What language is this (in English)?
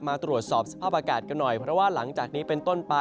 Thai